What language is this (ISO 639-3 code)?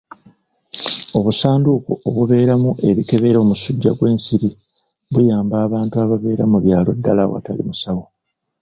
lug